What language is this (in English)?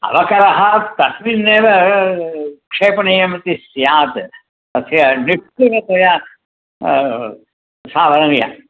Sanskrit